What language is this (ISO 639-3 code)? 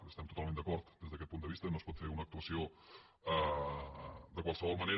cat